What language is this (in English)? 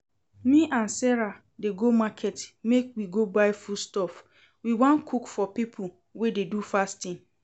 Nigerian Pidgin